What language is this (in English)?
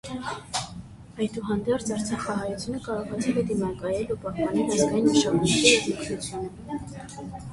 Armenian